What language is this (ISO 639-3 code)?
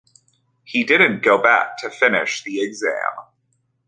eng